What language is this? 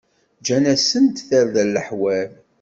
Kabyle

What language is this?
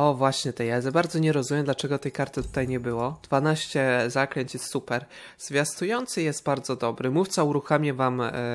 Polish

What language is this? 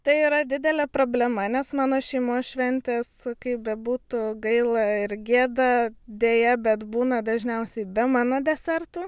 Lithuanian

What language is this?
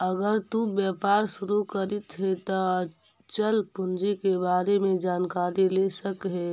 Magahi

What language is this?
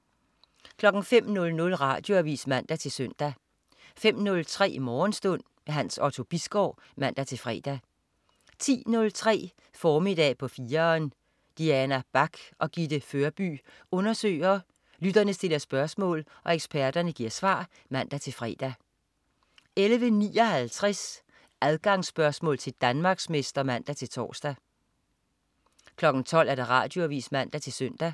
Danish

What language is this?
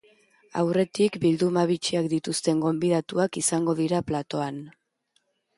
Basque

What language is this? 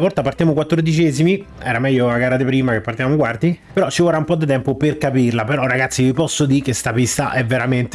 Italian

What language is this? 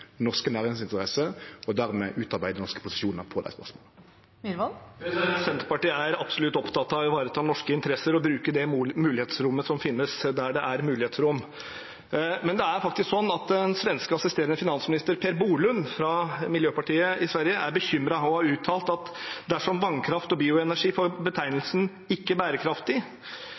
Norwegian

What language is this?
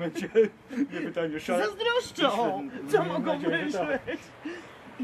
Polish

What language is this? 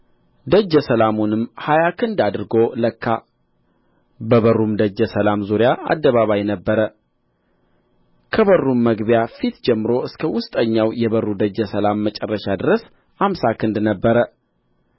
Amharic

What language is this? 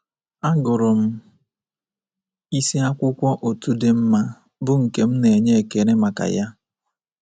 Igbo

